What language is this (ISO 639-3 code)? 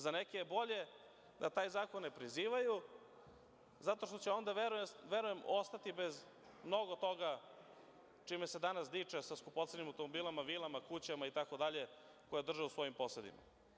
srp